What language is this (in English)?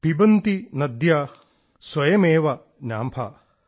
Malayalam